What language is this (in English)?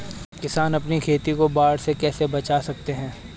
Hindi